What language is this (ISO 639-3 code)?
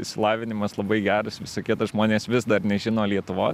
lit